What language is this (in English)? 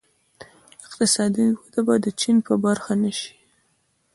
Pashto